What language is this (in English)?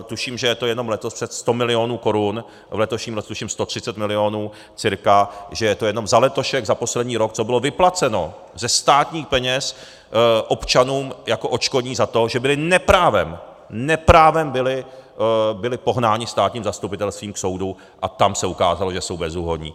Czech